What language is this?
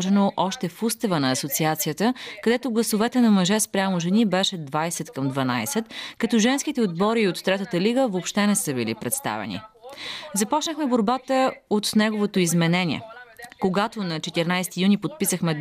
Bulgarian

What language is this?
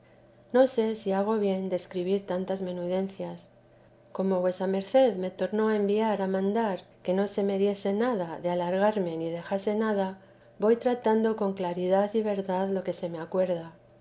Spanish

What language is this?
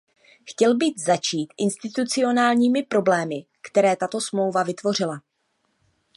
Czech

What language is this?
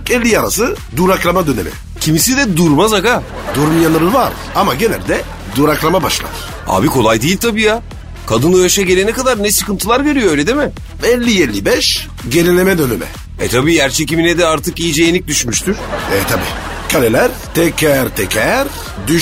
Turkish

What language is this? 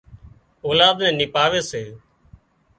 Wadiyara Koli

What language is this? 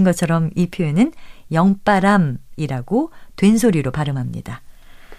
Korean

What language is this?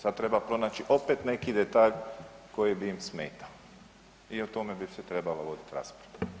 Croatian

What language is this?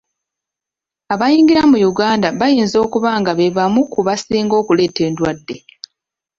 Ganda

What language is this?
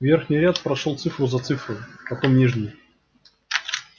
Russian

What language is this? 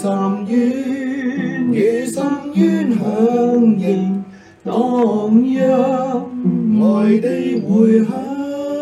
Chinese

